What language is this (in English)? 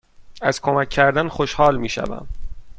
Persian